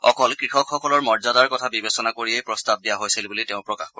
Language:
Assamese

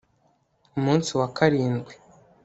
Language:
Kinyarwanda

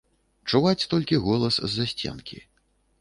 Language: Belarusian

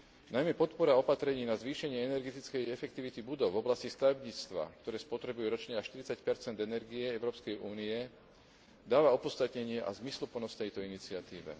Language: Slovak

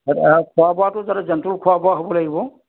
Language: Assamese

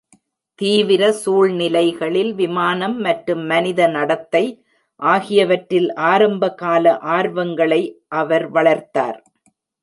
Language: Tamil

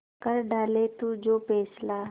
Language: Hindi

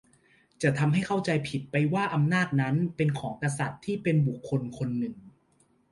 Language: Thai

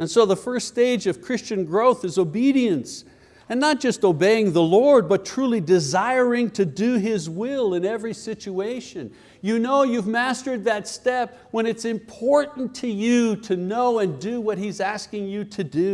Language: English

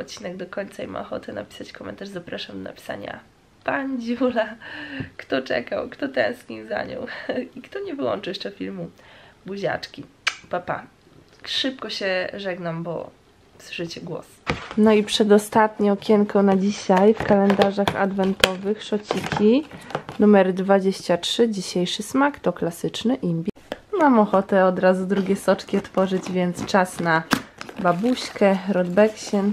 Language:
Polish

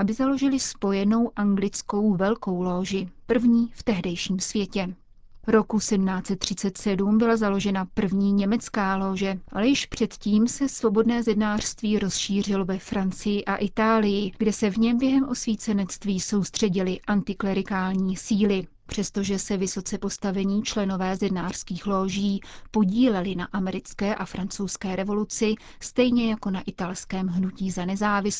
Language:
Czech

